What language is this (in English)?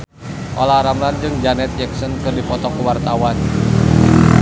Sundanese